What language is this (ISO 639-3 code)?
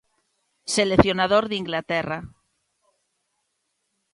glg